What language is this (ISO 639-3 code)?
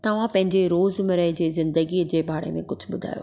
snd